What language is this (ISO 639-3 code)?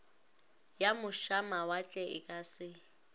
nso